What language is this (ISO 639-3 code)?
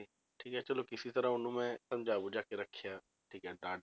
pan